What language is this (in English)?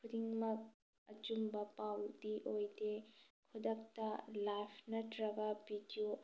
Manipuri